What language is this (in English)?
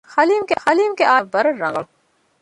Divehi